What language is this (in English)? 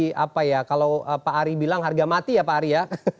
Indonesian